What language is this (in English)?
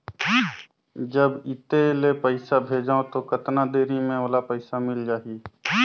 Chhattisgarhi